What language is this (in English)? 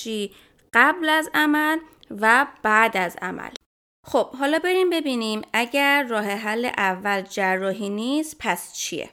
Persian